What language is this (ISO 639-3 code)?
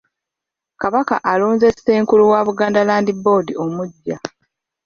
lug